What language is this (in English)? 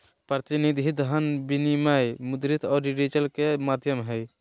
Magahi